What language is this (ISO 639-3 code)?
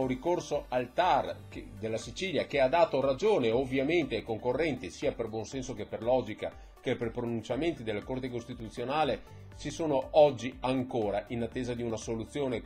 ita